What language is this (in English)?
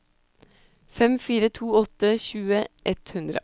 Norwegian